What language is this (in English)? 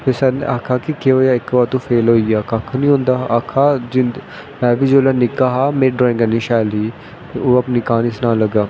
Dogri